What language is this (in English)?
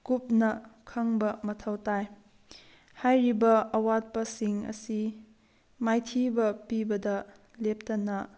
Manipuri